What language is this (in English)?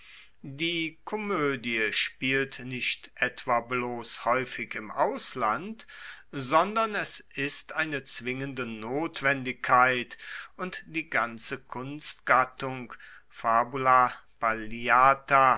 German